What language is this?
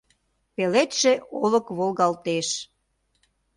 Mari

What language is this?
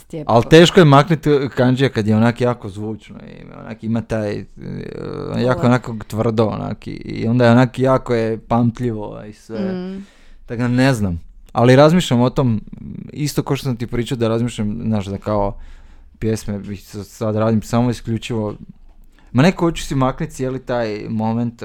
Croatian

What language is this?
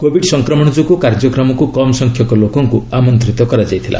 Odia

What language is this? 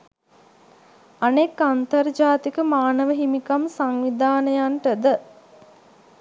Sinhala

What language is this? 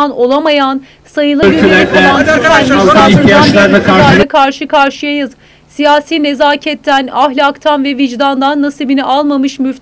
Turkish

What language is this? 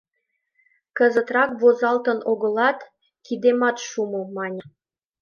Mari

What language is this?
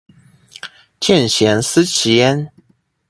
Chinese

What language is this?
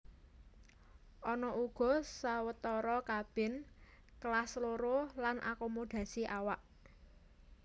Javanese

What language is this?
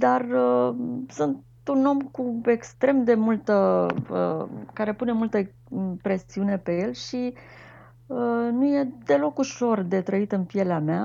Romanian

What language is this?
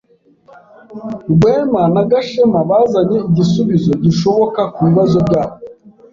Kinyarwanda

